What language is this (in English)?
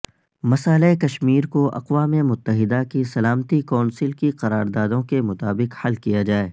Urdu